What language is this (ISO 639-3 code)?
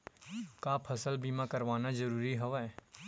hne